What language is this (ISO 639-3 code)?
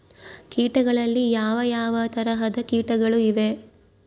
kan